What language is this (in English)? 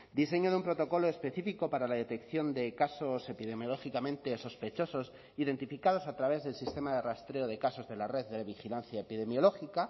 Spanish